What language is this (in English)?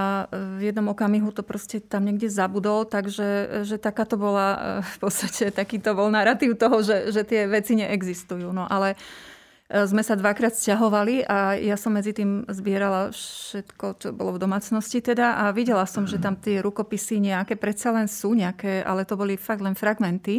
Slovak